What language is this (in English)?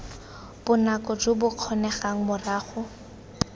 Tswana